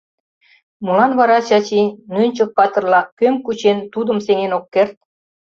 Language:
Mari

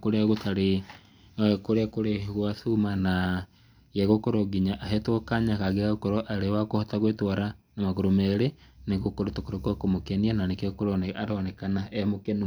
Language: Kikuyu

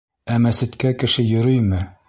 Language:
Bashkir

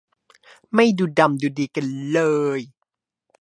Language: Thai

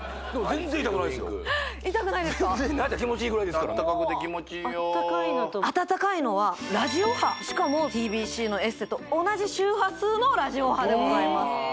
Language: Japanese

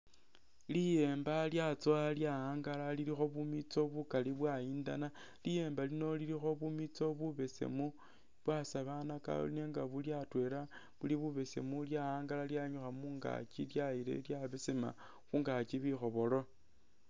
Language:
Masaaba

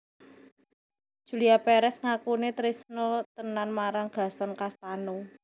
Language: Javanese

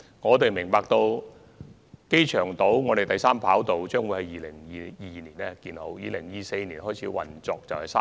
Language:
Cantonese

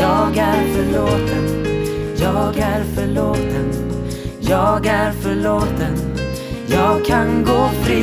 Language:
Swedish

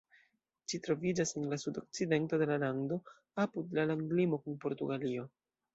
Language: Esperanto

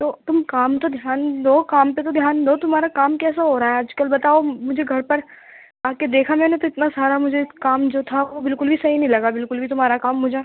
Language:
Urdu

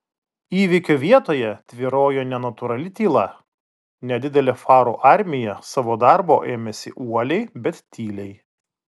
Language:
Lithuanian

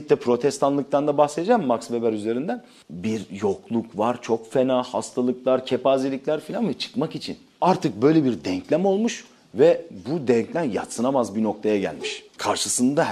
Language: Turkish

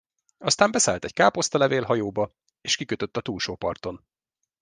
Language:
Hungarian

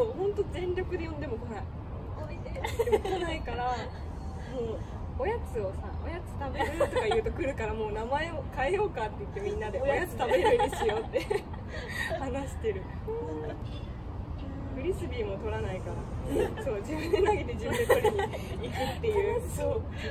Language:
Japanese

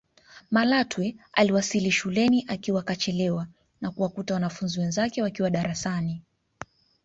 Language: Swahili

